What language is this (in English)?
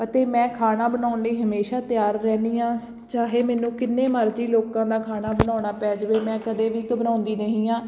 Punjabi